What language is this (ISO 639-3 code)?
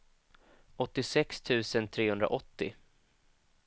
swe